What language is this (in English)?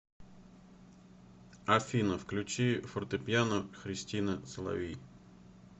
Russian